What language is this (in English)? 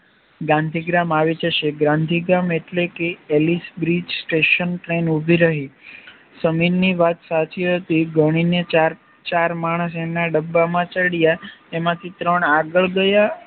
Gujarati